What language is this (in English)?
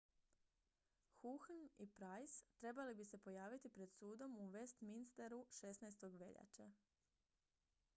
Croatian